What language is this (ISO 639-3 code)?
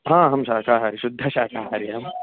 san